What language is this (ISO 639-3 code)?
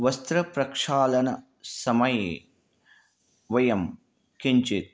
san